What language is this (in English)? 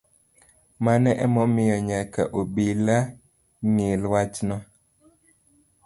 Luo (Kenya and Tanzania)